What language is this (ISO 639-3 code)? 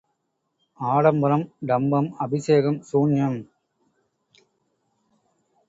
tam